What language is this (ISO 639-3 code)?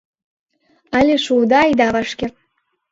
chm